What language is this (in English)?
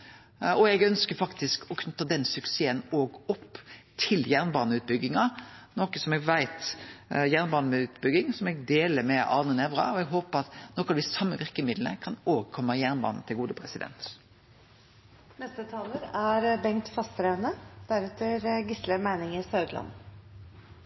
Norwegian Nynorsk